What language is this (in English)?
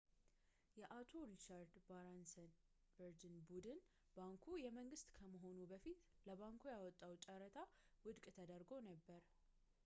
Amharic